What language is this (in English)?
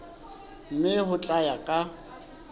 Southern Sotho